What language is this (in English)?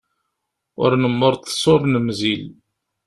Kabyle